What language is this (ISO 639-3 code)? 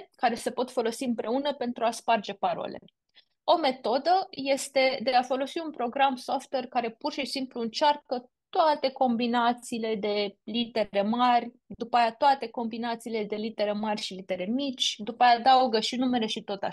ron